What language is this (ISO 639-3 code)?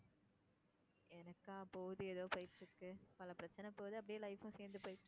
tam